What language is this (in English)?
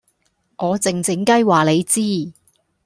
Cantonese